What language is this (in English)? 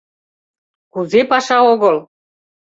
Mari